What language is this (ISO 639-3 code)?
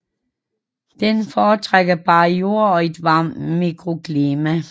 dan